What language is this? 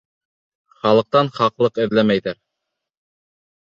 Bashkir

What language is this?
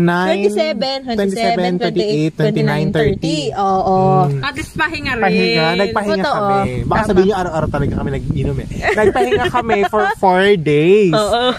Filipino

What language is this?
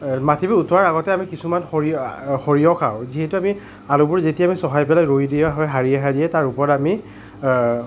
Assamese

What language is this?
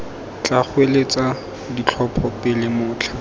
Tswana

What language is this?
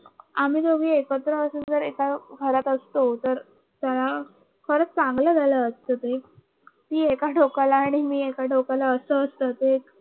Marathi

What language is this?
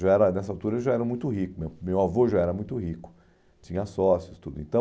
Portuguese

